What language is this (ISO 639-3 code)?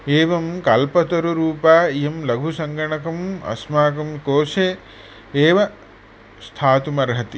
san